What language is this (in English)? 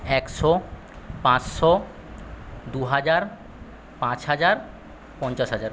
Bangla